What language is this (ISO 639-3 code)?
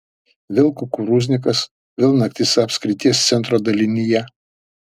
lit